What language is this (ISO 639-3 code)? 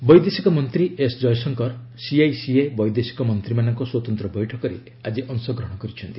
ori